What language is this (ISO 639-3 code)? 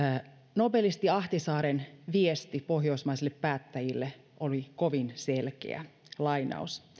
fin